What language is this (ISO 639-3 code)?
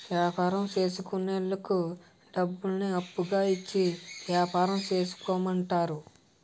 tel